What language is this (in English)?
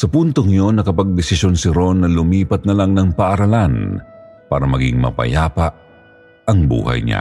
Filipino